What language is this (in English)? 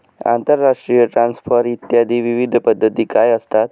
Marathi